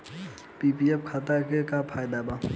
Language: Bhojpuri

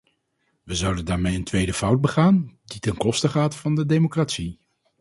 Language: Dutch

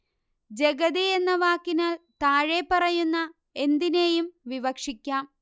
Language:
Malayalam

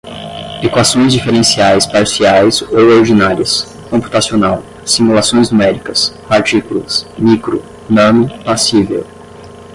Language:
Portuguese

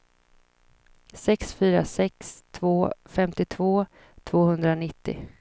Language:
Swedish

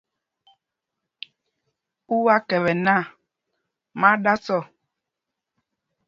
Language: Mpumpong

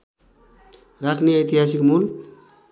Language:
Nepali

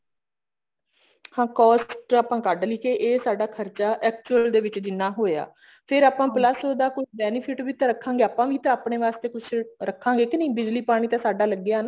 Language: Punjabi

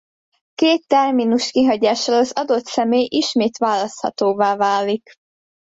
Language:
Hungarian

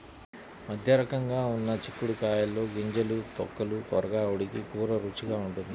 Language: Telugu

